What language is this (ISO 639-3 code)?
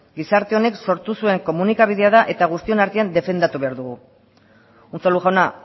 eus